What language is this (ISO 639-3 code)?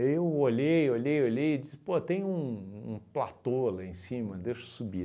por